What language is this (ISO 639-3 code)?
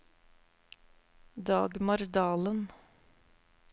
nor